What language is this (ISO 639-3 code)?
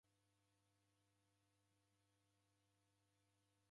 dav